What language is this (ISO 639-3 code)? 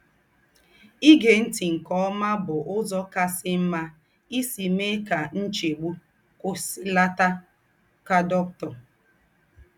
ibo